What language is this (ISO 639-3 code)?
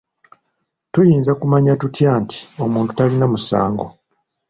lug